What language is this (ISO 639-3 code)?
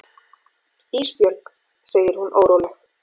isl